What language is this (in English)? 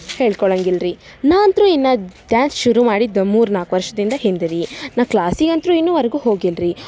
Kannada